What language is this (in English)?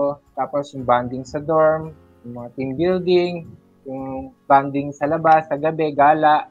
Filipino